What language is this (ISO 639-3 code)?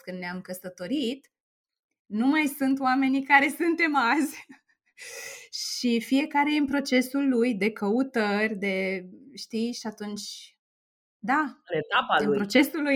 ron